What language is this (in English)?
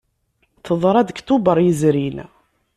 Kabyle